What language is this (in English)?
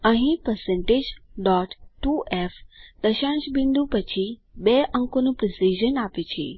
Gujarati